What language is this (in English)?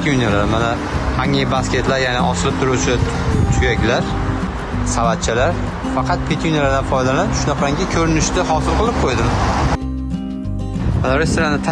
Turkish